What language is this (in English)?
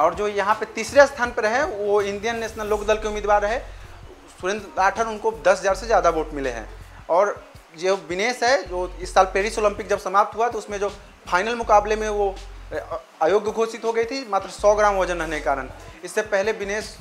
Hindi